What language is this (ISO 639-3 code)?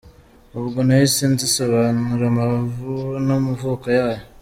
kin